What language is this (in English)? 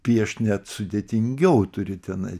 Lithuanian